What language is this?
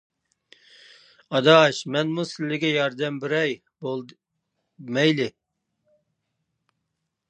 Uyghur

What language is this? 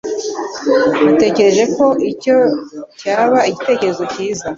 Kinyarwanda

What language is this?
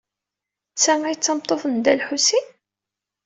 Kabyle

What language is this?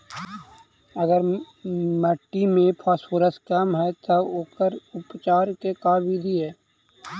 Magahi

